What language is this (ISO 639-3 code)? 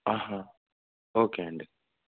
tel